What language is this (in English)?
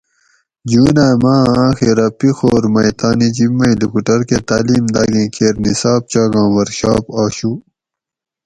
Gawri